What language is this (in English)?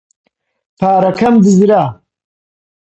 Central Kurdish